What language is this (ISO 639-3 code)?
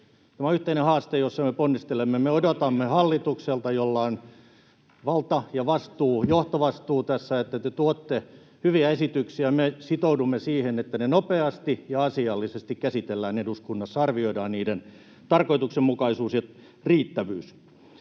fin